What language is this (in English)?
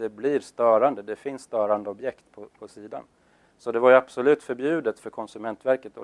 Swedish